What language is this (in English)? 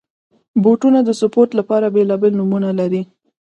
Pashto